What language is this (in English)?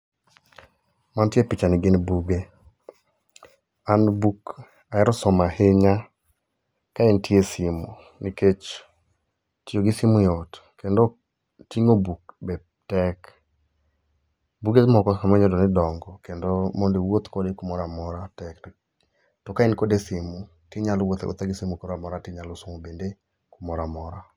Luo (Kenya and Tanzania)